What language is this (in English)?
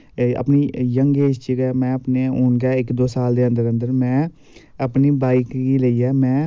Dogri